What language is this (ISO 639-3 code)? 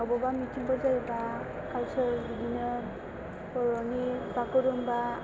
brx